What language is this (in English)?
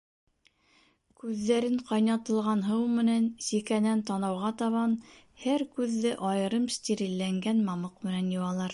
Bashkir